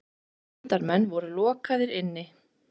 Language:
Icelandic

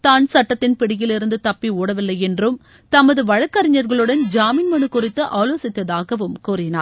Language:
Tamil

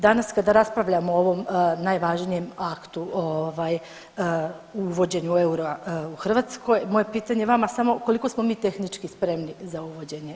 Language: Croatian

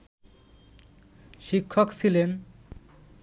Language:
Bangla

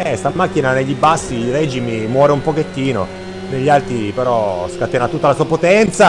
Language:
Italian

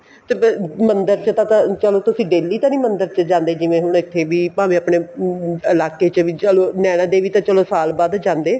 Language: Punjabi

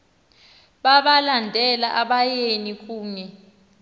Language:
Xhosa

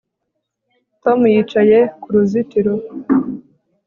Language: Kinyarwanda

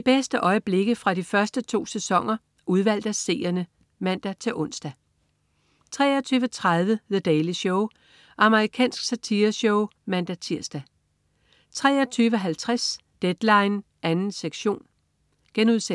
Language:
Danish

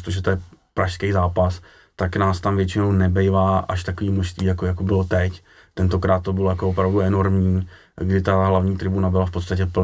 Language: Czech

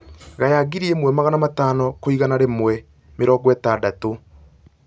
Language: Kikuyu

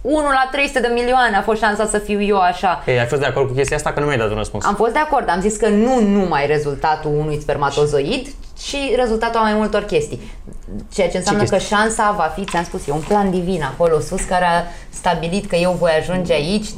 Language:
Romanian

